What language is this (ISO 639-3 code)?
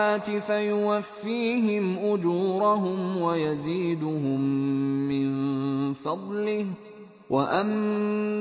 ara